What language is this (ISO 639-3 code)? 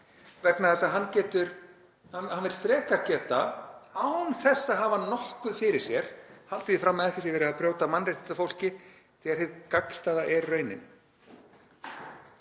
isl